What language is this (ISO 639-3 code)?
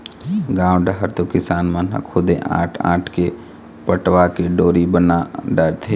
hne